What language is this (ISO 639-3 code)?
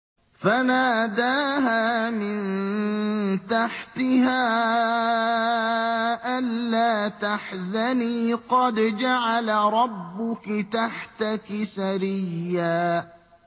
ara